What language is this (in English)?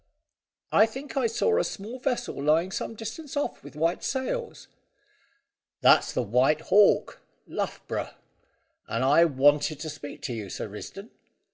English